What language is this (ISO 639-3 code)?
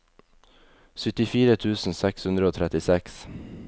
nor